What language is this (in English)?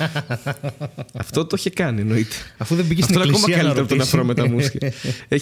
Greek